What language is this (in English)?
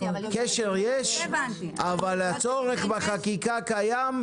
Hebrew